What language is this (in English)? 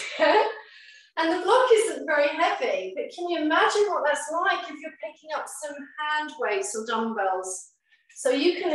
English